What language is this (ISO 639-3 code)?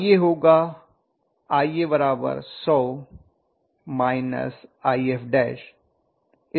hin